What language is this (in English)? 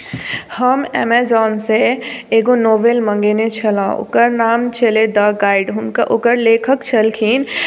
Maithili